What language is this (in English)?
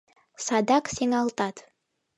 Mari